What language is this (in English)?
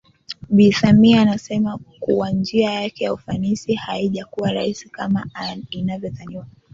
Swahili